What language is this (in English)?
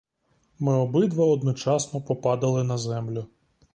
Ukrainian